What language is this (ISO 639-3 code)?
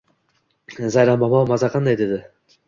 uzb